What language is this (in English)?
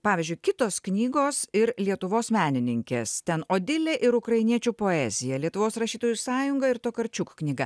Lithuanian